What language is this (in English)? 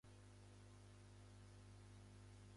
Japanese